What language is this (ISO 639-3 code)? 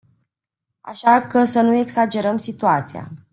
ron